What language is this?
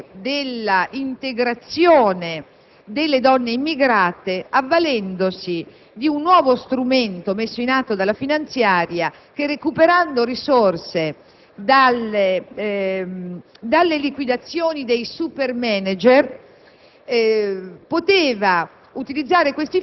Italian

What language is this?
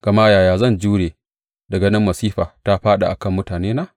Hausa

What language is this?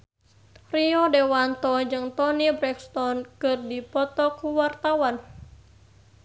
Sundanese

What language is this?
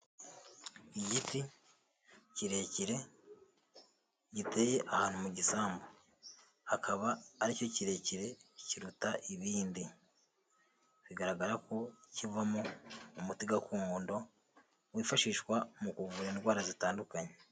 Kinyarwanda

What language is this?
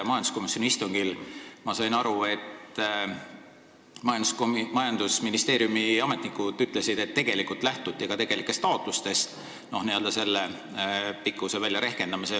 Estonian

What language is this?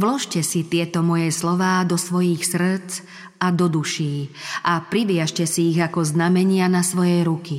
Slovak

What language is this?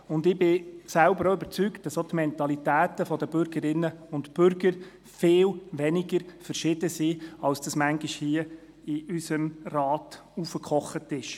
Swiss German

